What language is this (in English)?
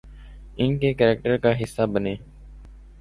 Urdu